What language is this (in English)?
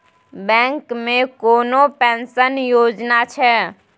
Maithili